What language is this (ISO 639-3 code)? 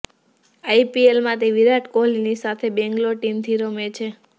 guj